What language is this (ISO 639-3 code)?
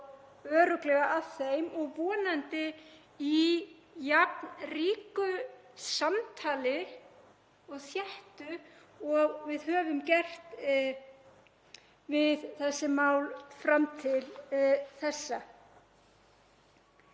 isl